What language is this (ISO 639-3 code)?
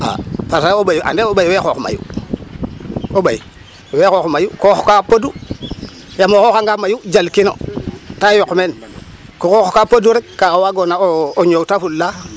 srr